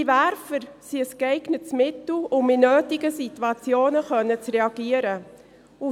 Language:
Swiss German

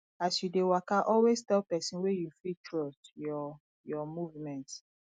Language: Nigerian Pidgin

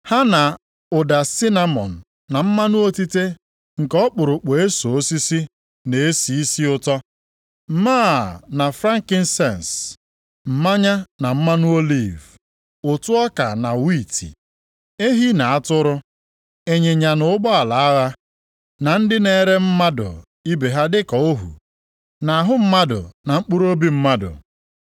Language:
Igbo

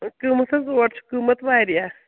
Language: Kashmiri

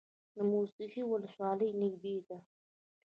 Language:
Pashto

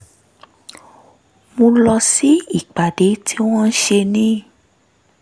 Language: Yoruba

